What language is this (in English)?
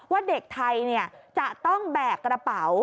Thai